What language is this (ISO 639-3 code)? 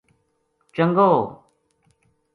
gju